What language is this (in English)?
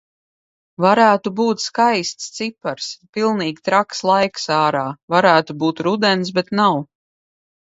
Latvian